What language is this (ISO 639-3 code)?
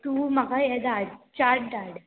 kok